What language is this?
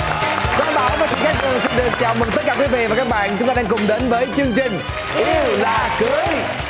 Vietnamese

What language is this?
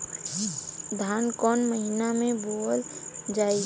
Bhojpuri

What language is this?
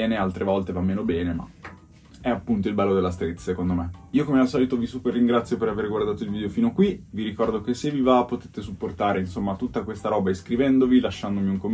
Italian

